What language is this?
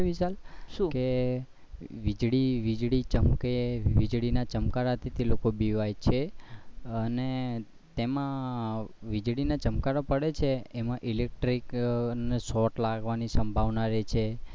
Gujarati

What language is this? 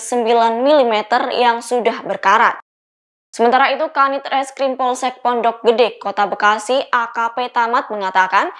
Indonesian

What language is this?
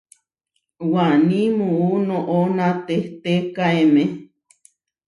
Huarijio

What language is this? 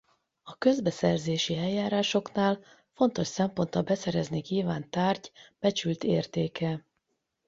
Hungarian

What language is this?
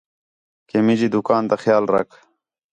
Khetrani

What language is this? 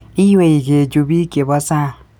Kalenjin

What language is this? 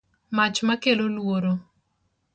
Luo (Kenya and Tanzania)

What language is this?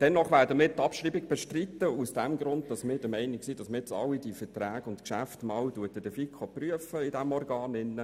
Swiss German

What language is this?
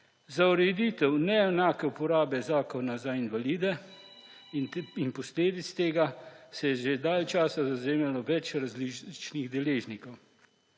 Slovenian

